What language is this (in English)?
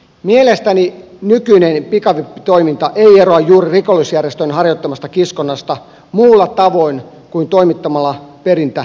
Finnish